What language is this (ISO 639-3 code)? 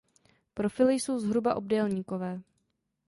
ces